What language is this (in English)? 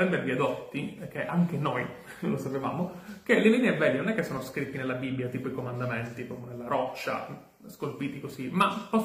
Italian